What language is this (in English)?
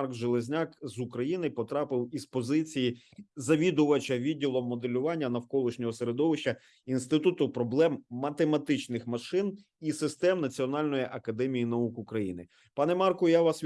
Ukrainian